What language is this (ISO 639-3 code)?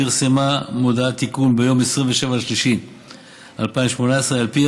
heb